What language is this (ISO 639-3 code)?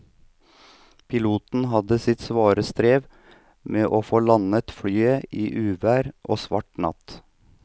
nor